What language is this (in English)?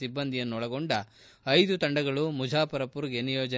Kannada